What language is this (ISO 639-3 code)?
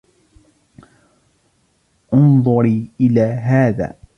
ara